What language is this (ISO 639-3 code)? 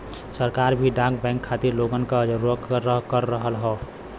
bho